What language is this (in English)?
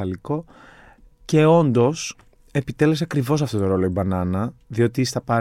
Greek